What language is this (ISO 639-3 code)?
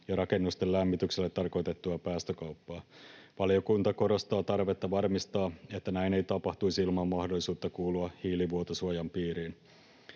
fin